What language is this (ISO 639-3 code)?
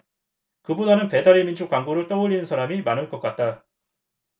kor